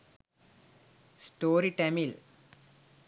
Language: Sinhala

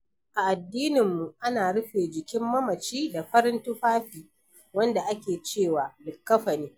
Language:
Hausa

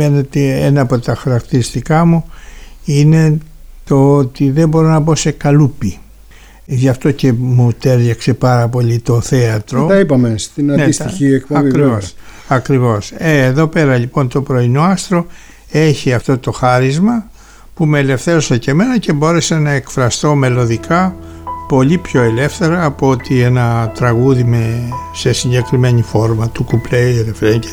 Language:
Greek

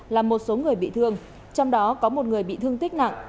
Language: Vietnamese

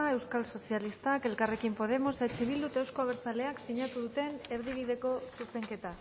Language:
Basque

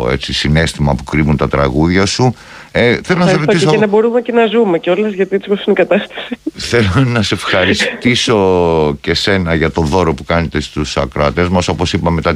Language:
Greek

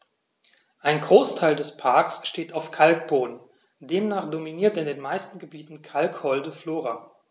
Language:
German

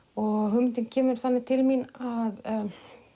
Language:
Icelandic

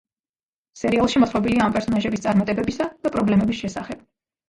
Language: Georgian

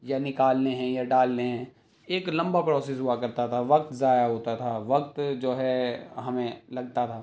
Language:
Urdu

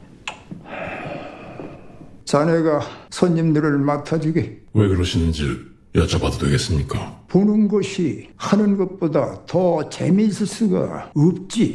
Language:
Korean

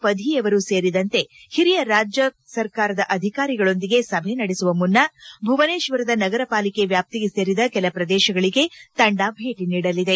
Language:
Kannada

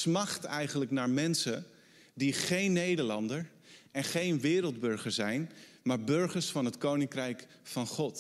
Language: Dutch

